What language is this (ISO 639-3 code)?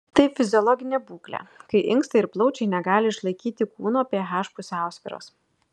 lit